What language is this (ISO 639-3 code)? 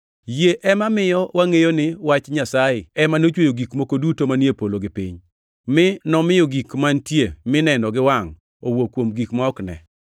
luo